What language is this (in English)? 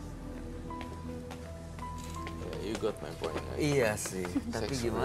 Indonesian